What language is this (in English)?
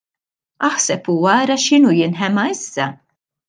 Maltese